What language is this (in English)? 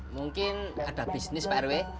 Indonesian